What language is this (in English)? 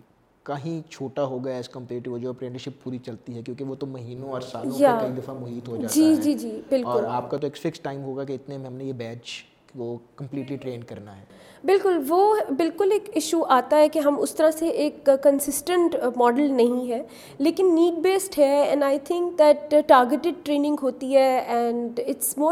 Urdu